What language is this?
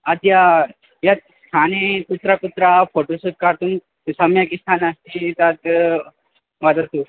Sanskrit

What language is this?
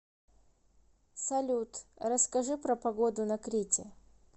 Russian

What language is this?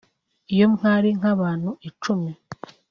Kinyarwanda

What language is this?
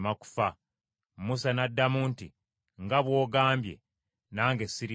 Ganda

